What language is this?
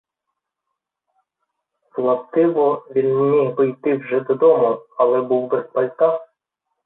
Ukrainian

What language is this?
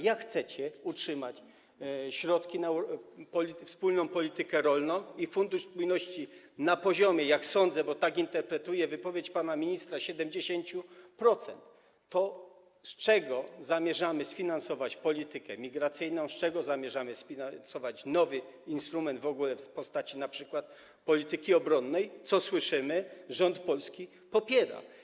Polish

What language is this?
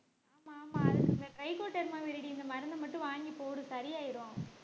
Tamil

